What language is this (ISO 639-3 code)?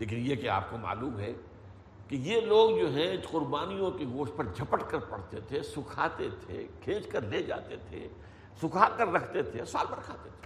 urd